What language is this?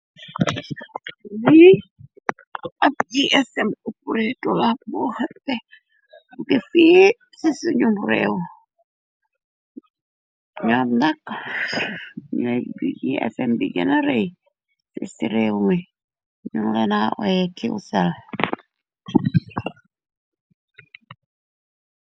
Wolof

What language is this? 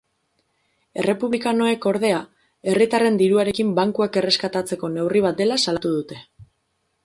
Basque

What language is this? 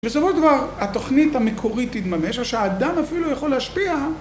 Hebrew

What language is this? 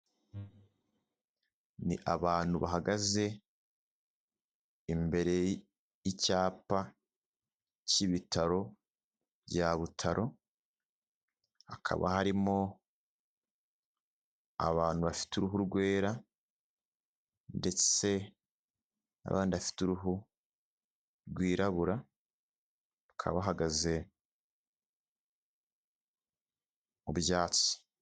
Kinyarwanda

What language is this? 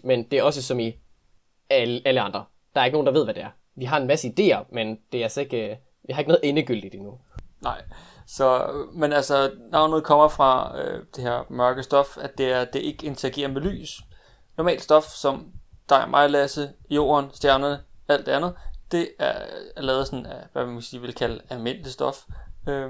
Danish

